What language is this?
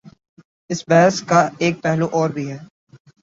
Urdu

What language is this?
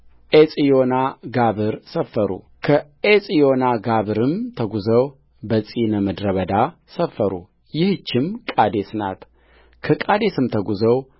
Amharic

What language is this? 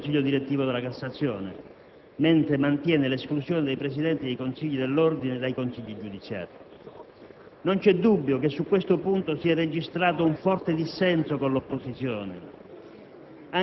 Italian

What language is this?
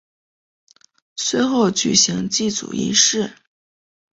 Chinese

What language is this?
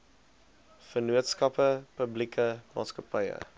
Afrikaans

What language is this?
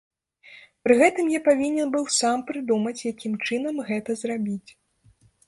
Belarusian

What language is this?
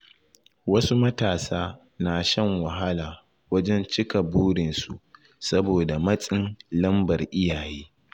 Hausa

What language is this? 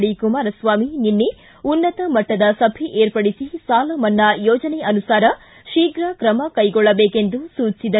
Kannada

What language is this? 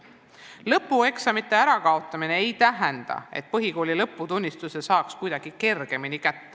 Estonian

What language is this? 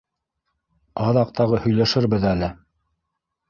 Bashkir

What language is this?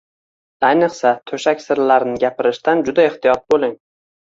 Uzbek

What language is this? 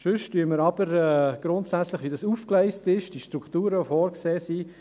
Swiss German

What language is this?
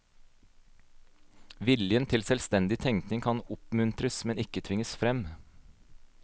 Norwegian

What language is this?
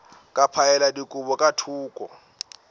Northern Sotho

